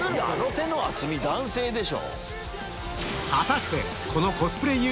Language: Japanese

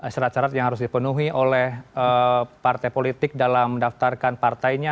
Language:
Indonesian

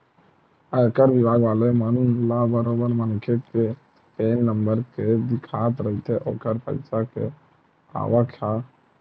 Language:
Chhattisgarhi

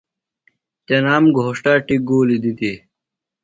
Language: Phalura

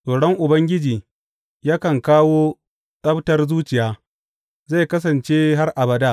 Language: Hausa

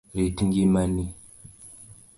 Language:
Luo (Kenya and Tanzania)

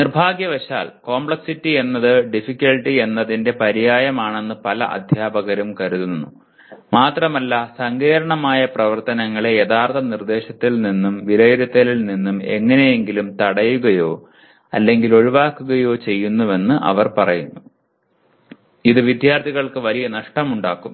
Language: Malayalam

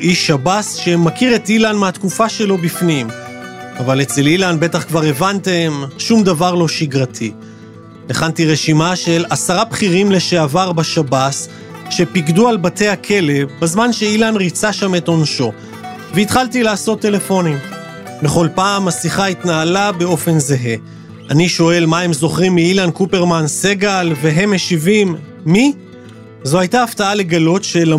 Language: Hebrew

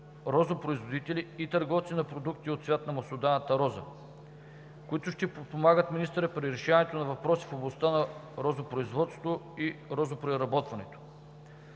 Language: Bulgarian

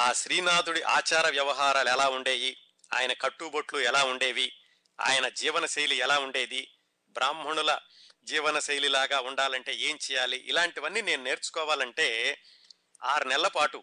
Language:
Telugu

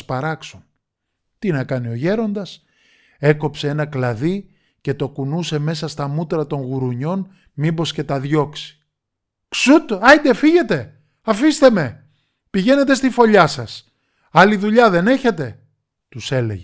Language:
Greek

